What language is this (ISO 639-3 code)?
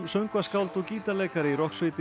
isl